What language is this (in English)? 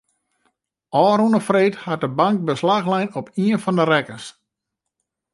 Western Frisian